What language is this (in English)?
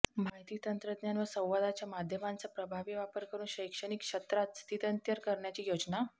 Marathi